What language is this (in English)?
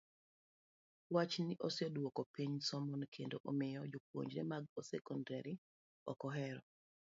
Luo (Kenya and Tanzania)